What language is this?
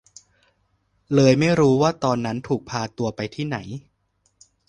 Thai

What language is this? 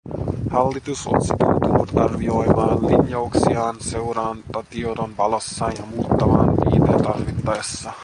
Finnish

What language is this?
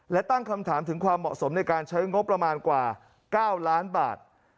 Thai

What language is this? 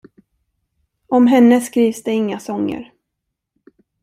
Swedish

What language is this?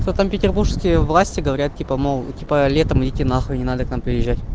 Russian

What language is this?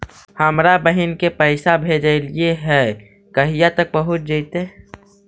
Magahi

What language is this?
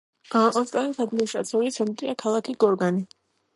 Georgian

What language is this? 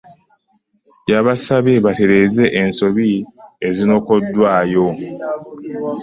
Ganda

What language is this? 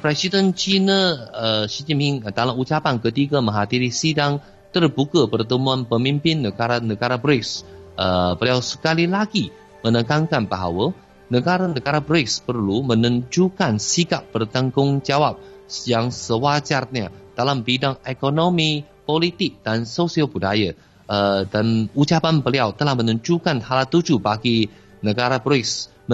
Malay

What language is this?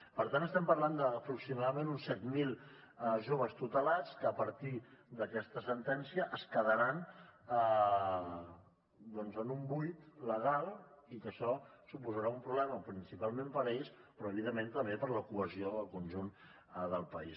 Catalan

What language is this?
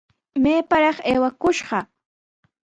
Sihuas Ancash Quechua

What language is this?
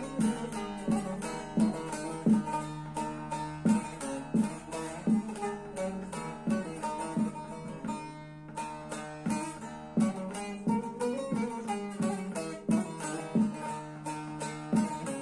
Turkish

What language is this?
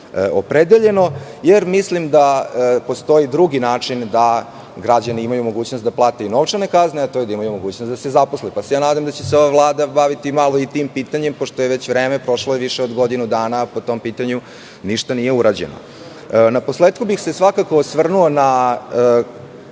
Serbian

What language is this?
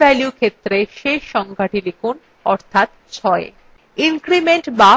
Bangla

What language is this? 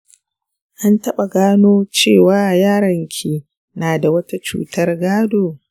Hausa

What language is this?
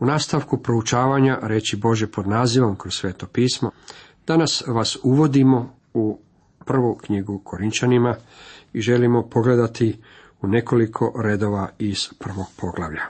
Croatian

